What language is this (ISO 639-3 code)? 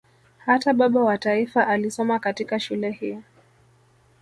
swa